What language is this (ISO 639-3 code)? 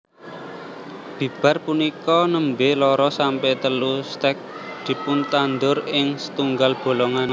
jav